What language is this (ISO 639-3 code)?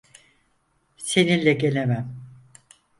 tur